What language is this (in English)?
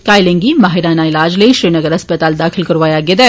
Dogri